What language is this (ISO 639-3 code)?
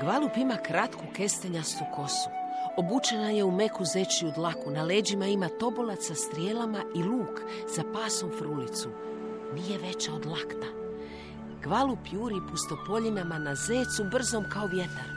hrv